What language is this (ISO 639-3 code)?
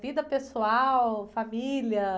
por